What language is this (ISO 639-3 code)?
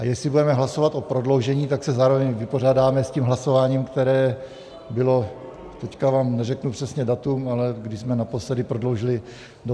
ces